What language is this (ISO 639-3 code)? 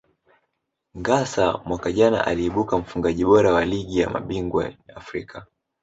swa